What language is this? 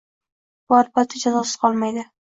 Uzbek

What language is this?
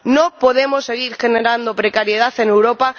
Spanish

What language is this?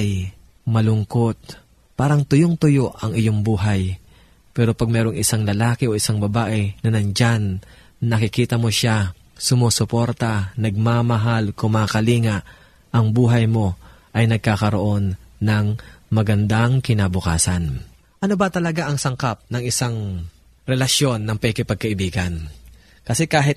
Filipino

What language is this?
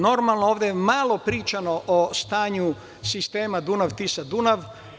Serbian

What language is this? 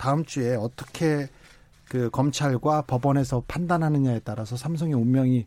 Korean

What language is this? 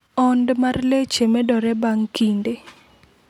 Luo (Kenya and Tanzania)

